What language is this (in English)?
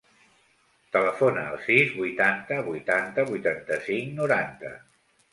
Catalan